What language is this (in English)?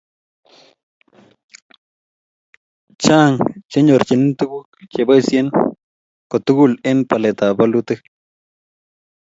Kalenjin